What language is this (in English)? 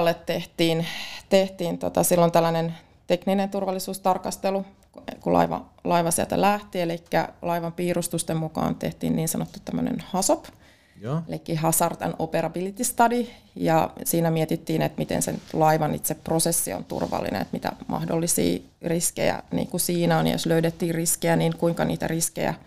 Finnish